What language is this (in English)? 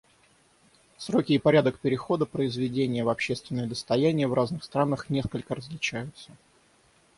Russian